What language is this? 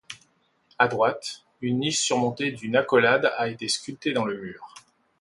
French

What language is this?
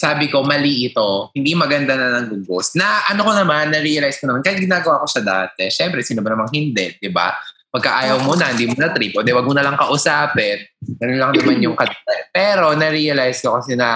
Filipino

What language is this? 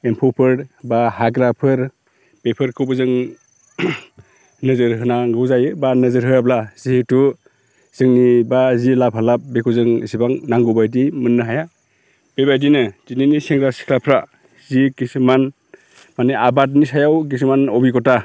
Bodo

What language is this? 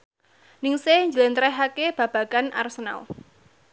Javanese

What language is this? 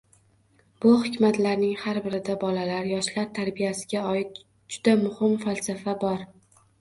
Uzbek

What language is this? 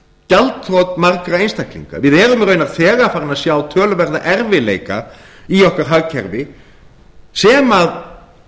Icelandic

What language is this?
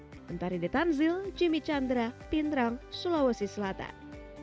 Indonesian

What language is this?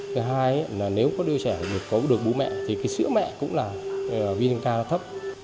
Vietnamese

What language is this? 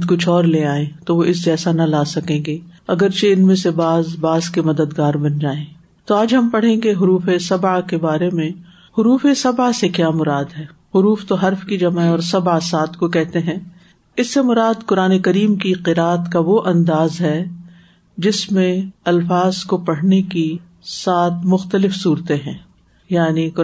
Urdu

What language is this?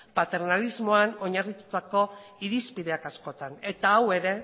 Basque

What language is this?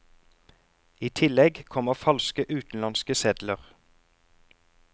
Norwegian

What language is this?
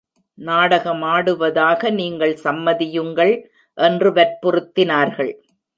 Tamil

